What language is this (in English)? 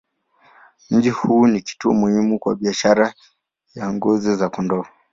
Swahili